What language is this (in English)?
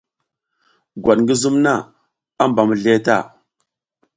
South Giziga